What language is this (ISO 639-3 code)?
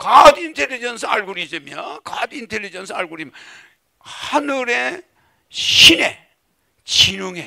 kor